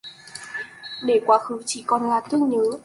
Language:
Vietnamese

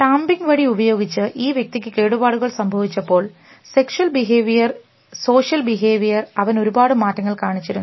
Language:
Malayalam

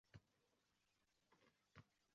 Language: Uzbek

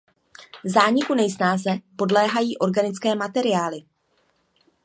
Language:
Czech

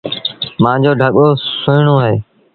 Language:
Sindhi Bhil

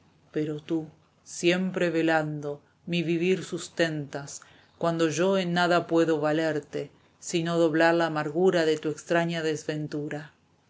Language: Spanish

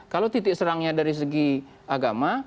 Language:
Indonesian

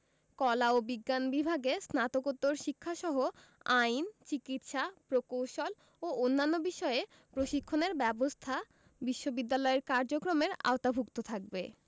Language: Bangla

